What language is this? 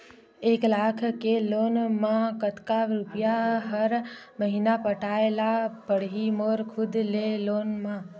Chhattisgarhi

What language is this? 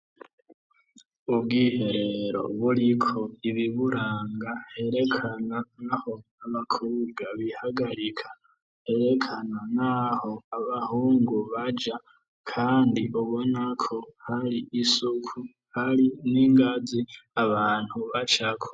Rundi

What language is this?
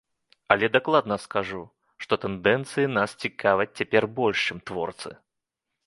Belarusian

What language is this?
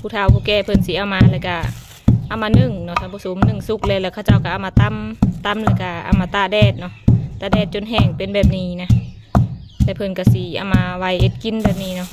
Thai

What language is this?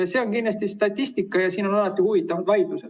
Estonian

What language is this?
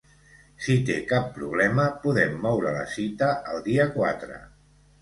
Catalan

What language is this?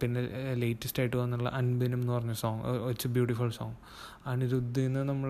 Malayalam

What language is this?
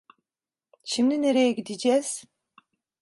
Turkish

